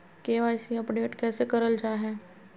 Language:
Magahi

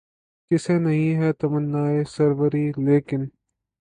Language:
Urdu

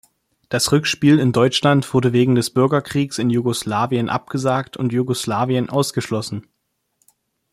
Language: German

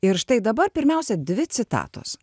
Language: Lithuanian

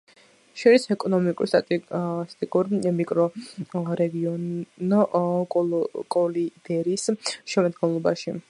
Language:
Georgian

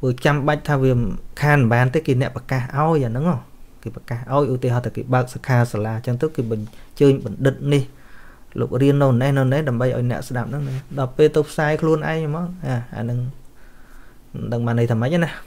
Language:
Vietnamese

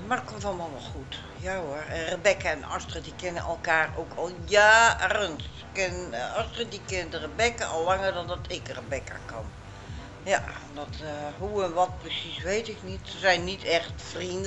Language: Dutch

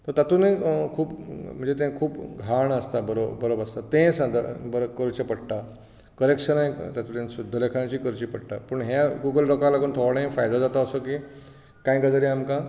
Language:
Konkani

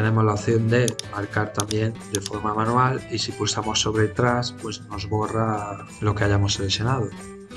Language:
Spanish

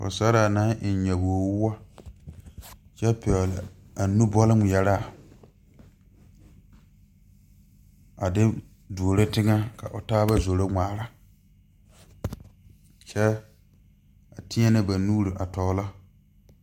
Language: Southern Dagaare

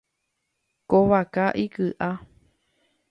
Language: Guarani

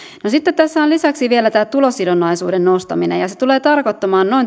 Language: Finnish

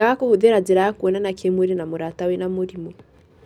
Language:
Kikuyu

